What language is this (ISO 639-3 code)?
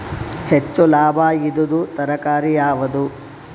kan